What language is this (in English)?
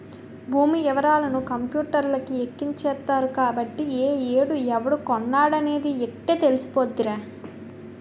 Telugu